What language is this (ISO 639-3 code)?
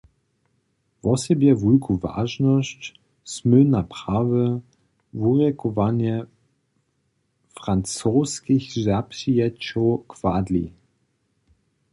hsb